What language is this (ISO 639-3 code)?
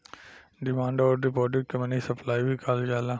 bho